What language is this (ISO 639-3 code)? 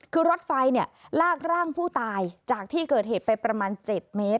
tha